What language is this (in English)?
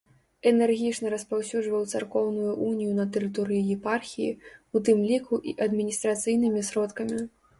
Belarusian